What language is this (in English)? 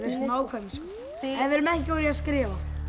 Icelandic